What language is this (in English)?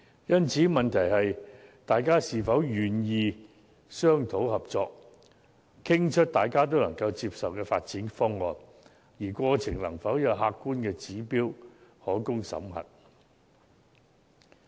Cantonese